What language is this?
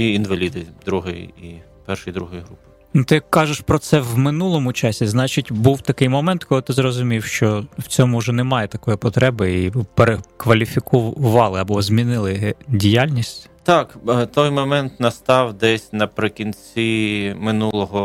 Ukrainian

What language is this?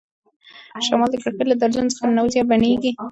Pashto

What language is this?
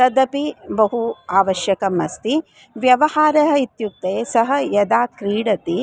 Sanskrit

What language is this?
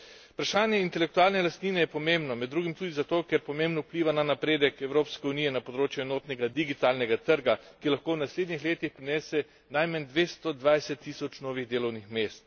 Slovenian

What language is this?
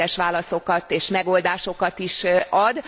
Hungarian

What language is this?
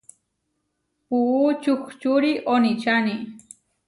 Huarijio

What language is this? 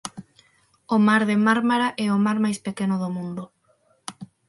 Galician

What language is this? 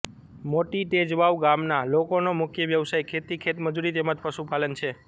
Gujarati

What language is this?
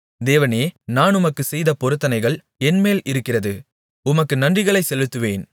Tamil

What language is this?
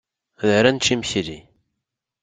Kabyle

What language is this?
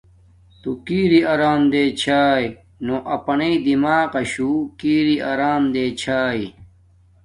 Domaaki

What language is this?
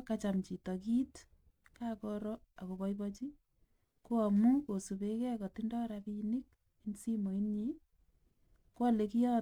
Kalenjin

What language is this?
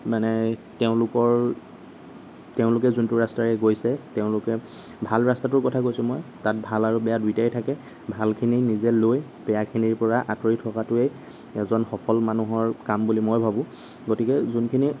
Assamese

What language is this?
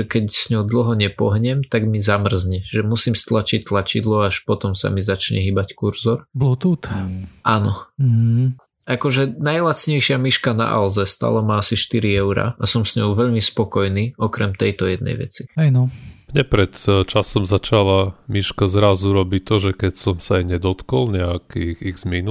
Slovak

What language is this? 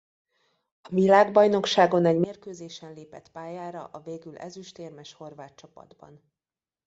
Hungarian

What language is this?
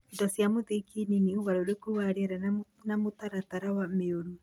Kikuyu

